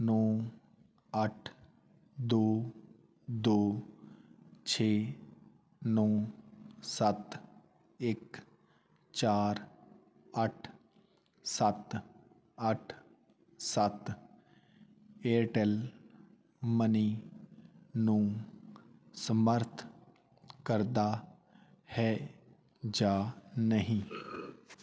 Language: Punjabi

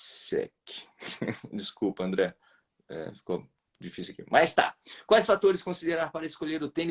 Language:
Portuguese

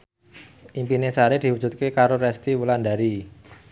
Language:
Javanese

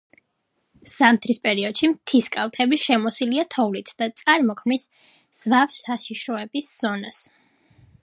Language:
Georgian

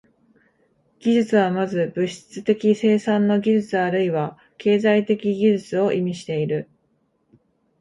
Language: Japanese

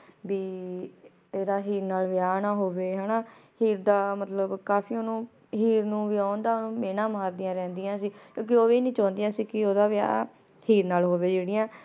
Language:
Punjabi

